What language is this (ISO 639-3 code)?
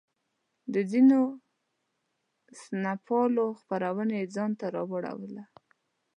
pus